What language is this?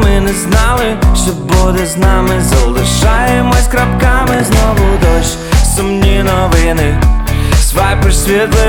Ukrainian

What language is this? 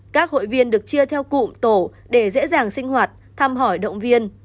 Vietnamese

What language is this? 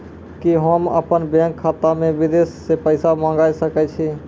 Maithili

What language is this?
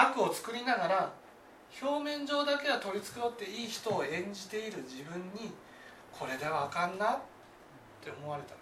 Japanese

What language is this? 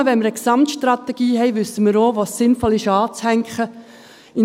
Swiss German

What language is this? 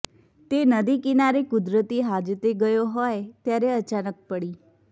Gujarati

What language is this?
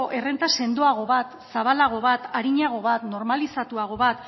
Basque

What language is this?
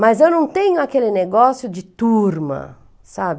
Portuguese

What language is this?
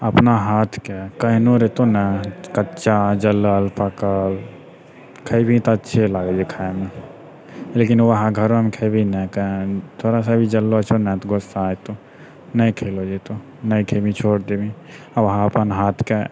Maithili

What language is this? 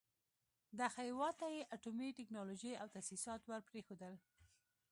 Pashto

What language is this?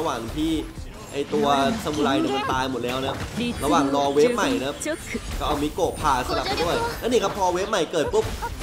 Thai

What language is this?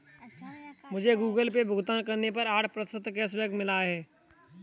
Hindi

